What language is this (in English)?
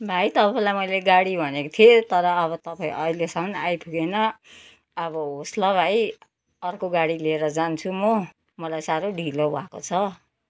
Nepali